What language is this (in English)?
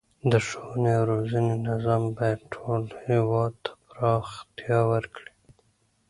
Pashto